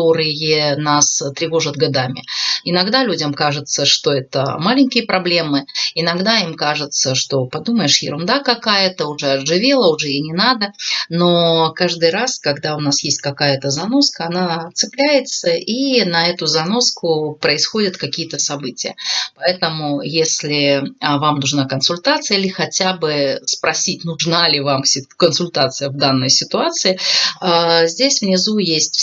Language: Russian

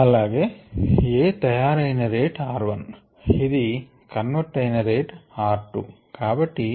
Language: Telugu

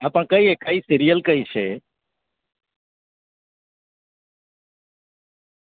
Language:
Gujarati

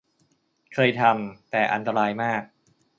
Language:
Thai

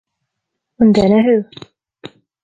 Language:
Irish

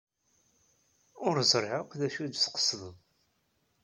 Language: Kabyle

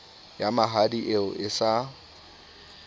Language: Southern Sotho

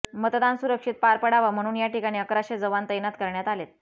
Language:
Marathi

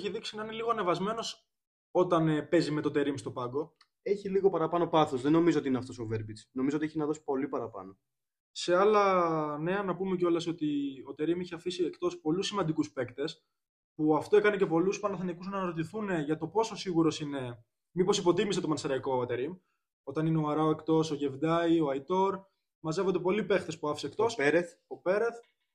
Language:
Greek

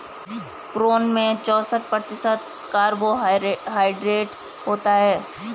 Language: Hindi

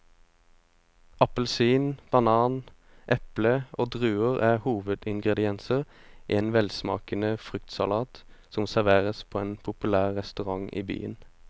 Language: Norwegian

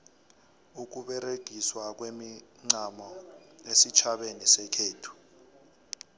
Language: South Ndebele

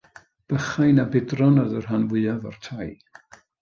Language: Welsh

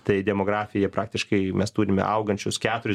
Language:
Lithuanian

